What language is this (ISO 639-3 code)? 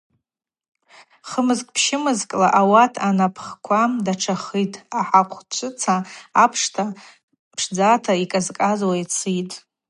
abq